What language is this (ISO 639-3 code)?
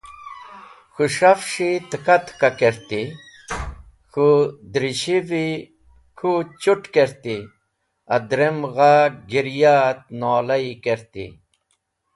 wbl